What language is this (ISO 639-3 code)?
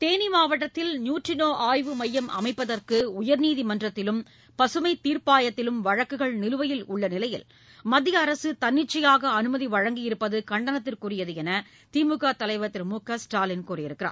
tam